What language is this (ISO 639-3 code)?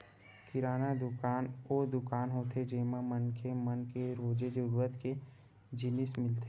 hne